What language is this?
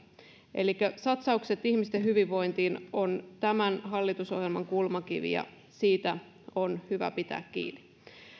Finnish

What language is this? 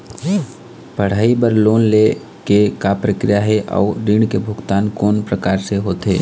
Chhattisgarhi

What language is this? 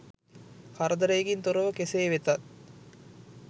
Sinhala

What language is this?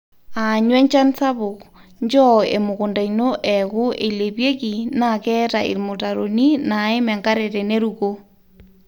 Masai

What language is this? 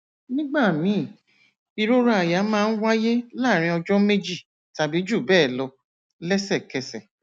Yoruba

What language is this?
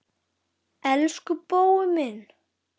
Icelandic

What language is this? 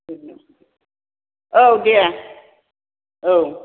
Bodo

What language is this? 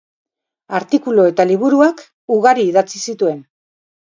Basque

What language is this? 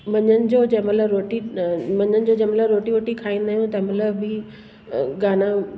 Sindhi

